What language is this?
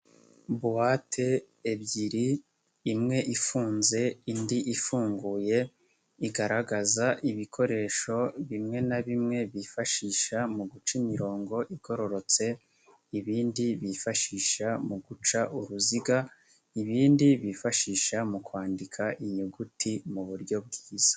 Kinyarwanda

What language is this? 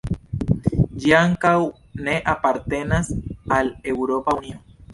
Esperanto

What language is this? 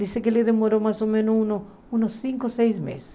Portuguese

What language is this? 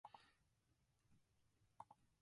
Japanese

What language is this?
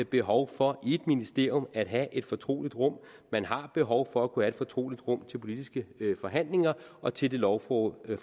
Danish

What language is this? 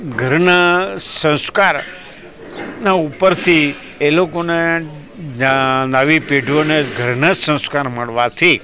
Gujarati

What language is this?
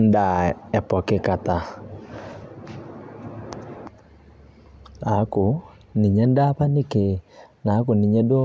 Masai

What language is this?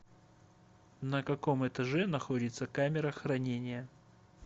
Russian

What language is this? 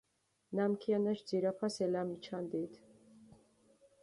Mingrelian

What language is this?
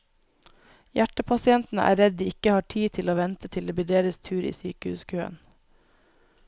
Norwegian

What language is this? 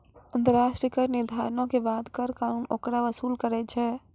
Maithili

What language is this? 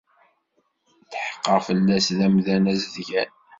Kabyle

